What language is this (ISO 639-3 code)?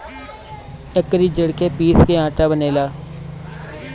bho